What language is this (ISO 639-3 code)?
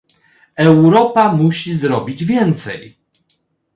pol